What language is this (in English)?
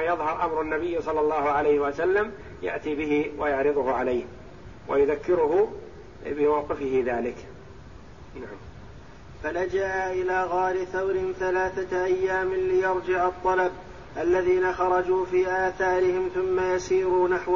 Arabic